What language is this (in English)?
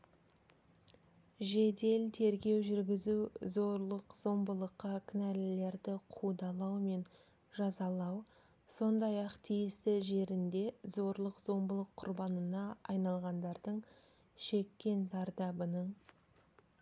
Kazakh